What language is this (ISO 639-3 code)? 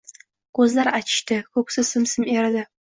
uzb